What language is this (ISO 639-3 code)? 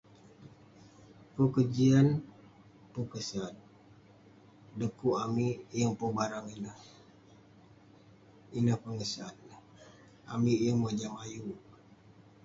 pne